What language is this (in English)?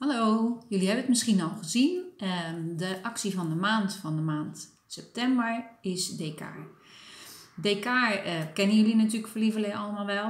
Dutch